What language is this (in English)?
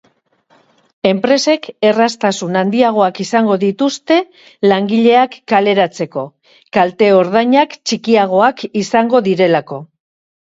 Basque